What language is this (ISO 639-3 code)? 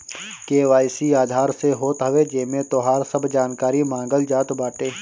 bho